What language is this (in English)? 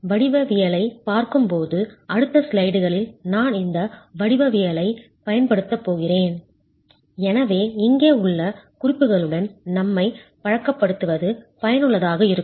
Tamil